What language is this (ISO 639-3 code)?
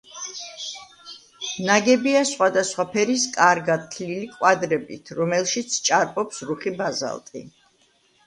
kat